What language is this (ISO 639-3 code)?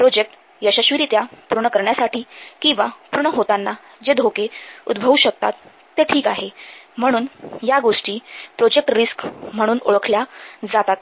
mar